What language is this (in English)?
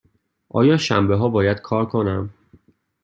Persian